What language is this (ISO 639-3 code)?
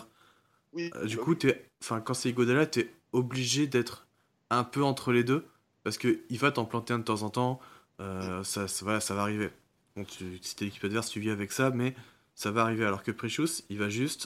fra